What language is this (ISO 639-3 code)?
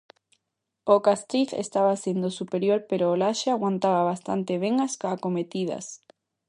glg